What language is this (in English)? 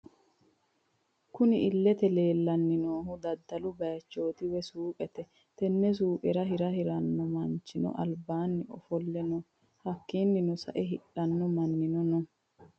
Sidamo